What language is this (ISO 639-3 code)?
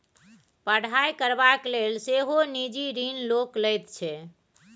mai